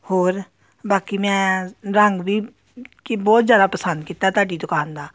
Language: Punjabi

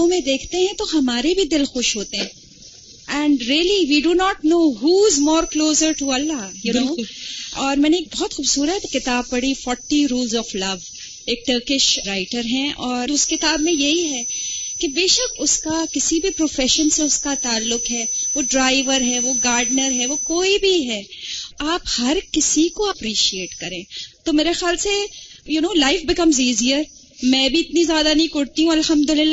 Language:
Urdu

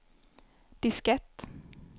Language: Swedish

